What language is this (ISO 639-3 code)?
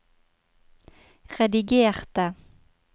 nor